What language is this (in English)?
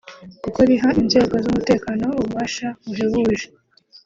Kinyarwanda